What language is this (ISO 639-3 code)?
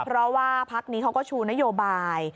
tha